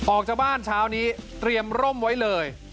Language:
Thai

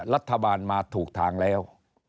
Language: Thai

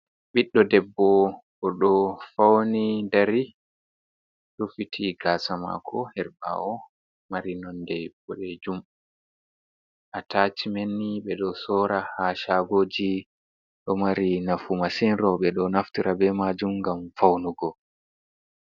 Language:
Fula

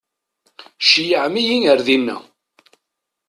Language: Kabyle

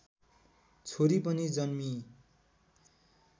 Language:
Nepali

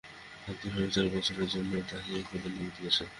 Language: Bangla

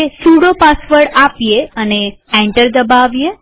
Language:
Gujarati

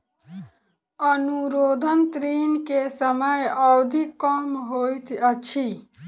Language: Maithili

